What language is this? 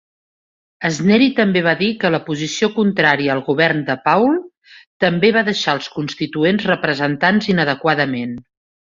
Catalan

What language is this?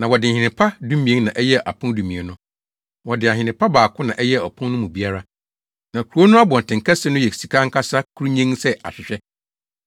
Akan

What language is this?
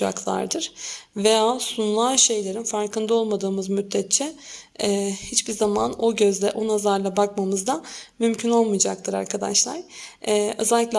Turkish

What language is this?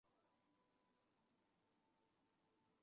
Chinese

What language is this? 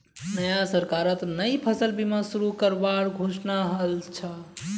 Magahi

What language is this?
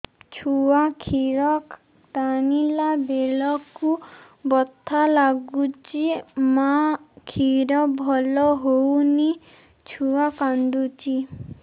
Odia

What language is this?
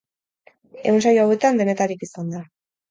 Basque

